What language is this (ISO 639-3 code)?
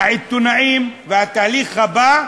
heb